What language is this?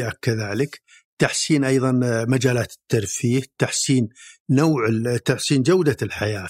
Arabic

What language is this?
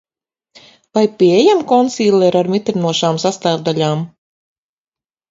Latvian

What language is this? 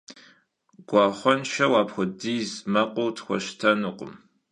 Kabardian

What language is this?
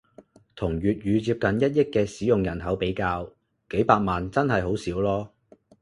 Cantonese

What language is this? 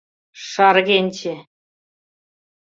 Mari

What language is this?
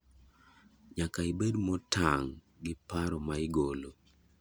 Luo (Kenya and Tanzania)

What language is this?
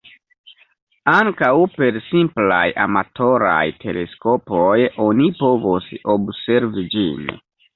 Esperanto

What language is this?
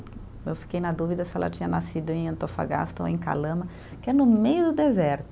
Portuguese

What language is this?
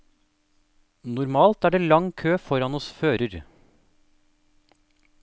Norwegian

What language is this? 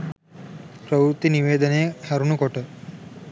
Sinhala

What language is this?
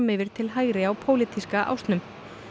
Icelandic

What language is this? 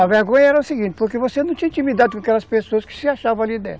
Portuguese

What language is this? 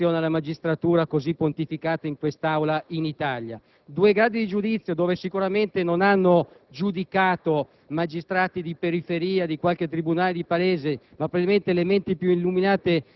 Italian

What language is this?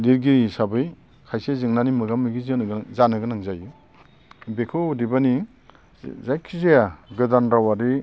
Bodo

